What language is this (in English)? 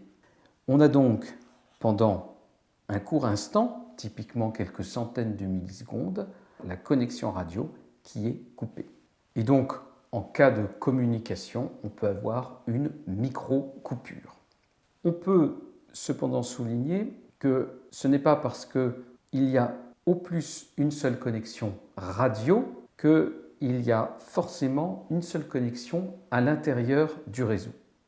French